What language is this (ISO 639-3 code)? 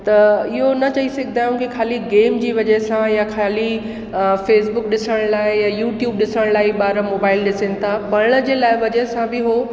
snd